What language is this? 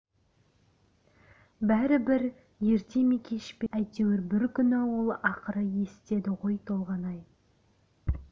Kazakh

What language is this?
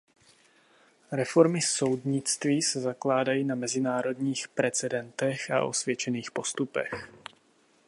Czech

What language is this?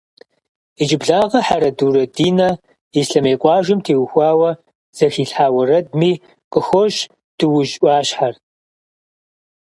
Kabardian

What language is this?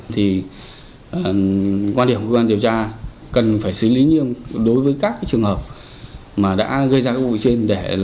Vietnamese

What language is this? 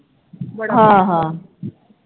Punjabi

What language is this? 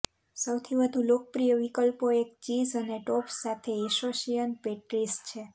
Gujarati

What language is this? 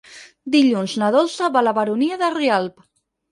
Catalan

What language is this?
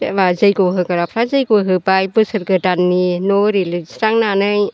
Bodo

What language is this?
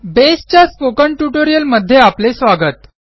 Marathi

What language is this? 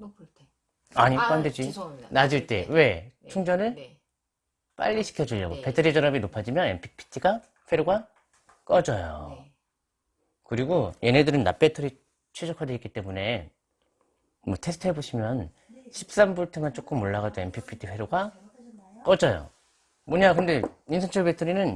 Korean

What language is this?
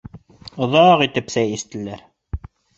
Bashkir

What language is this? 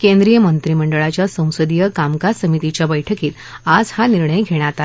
Marathi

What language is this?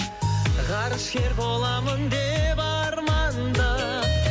Kazakh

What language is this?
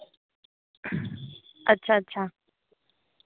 Dogri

